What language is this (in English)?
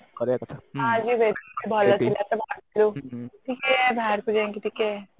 Odia